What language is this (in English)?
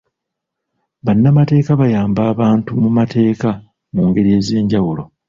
Ganda